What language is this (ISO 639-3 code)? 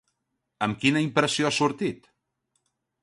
cat